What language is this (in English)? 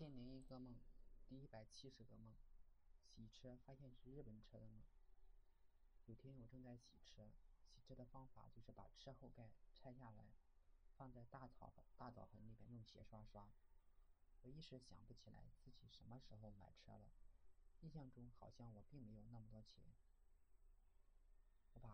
Chinese